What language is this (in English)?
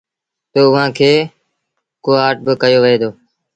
Sindhi Bhil